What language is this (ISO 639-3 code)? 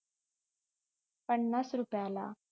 mar